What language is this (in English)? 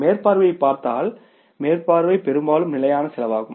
Tamil